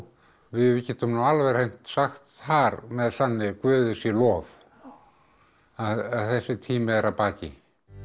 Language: Icelandic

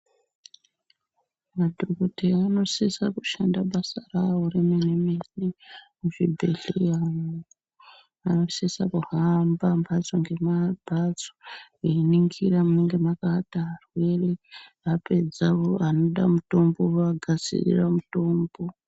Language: Ndau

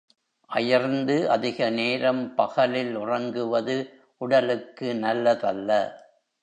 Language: Tamil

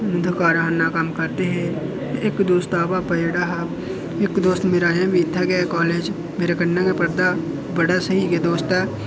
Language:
Dogri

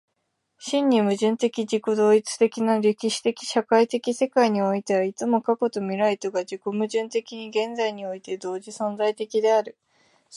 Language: Japanese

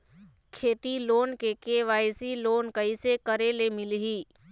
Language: Chhattisgarhi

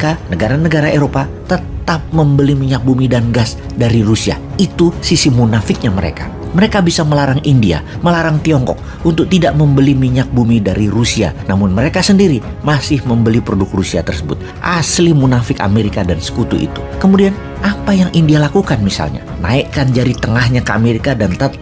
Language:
Indonesian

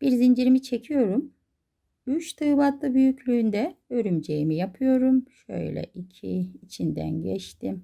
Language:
Turkish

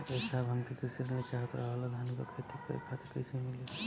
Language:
Bhojpuri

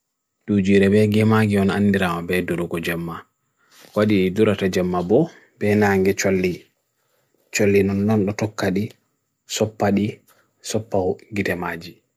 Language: Bagirmi Fulfulde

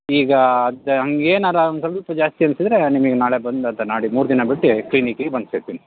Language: Kannada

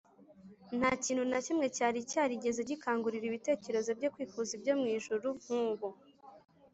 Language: Kinyarwanda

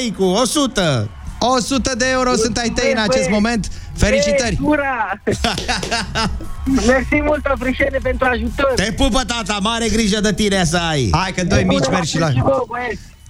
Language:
Romanian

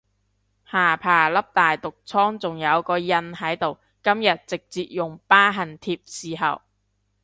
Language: Cantonese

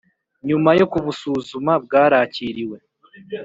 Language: Kinyarwanda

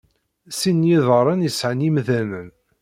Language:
Kabyle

